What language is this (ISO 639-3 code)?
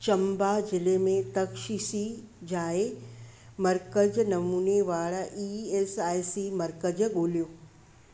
snd